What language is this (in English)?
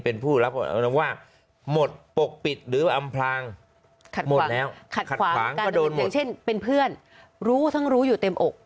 Thai